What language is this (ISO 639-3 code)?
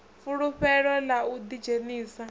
ven